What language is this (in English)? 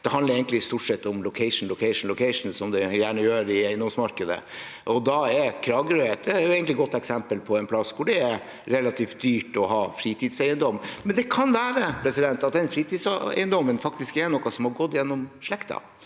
Norwegian